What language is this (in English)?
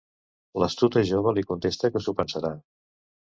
Catalan